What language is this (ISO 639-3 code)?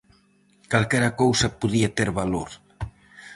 glg